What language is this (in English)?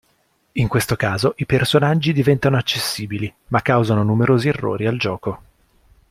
Italian